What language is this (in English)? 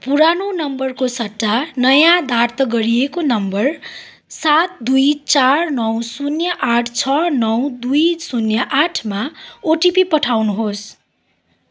Nepali